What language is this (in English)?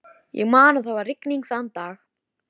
Icelandic